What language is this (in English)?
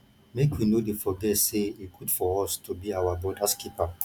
Nigerian Pidgin